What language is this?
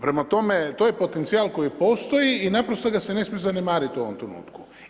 Croatian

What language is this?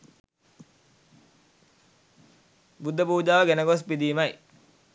Sinhala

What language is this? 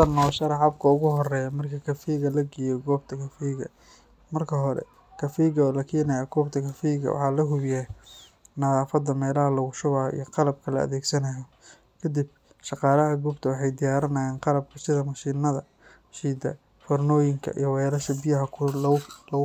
Somali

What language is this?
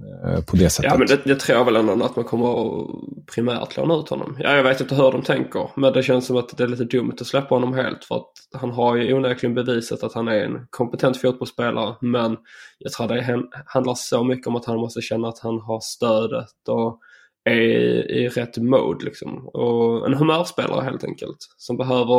Swedish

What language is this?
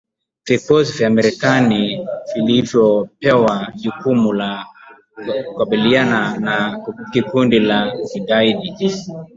Swahili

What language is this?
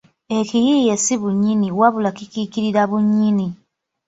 Ganda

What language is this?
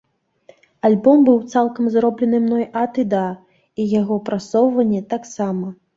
Belarusian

